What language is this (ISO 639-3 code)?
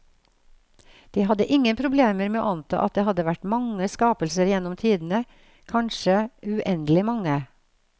nor